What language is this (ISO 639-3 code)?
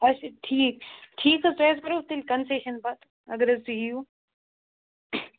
kas